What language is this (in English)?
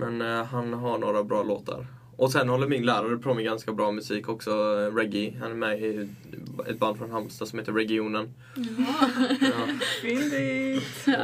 Swedish